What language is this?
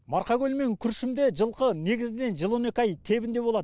Kazakh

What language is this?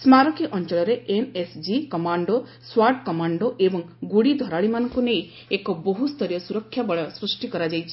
Odia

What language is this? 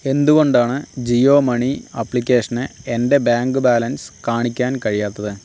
Malayalam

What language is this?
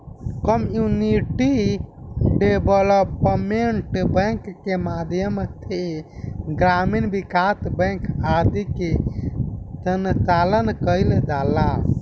Bhojpuri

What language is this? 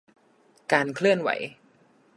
Thai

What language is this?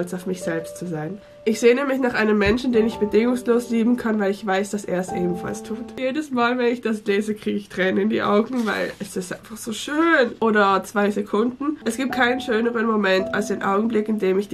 German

